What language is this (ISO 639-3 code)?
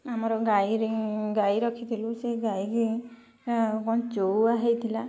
ori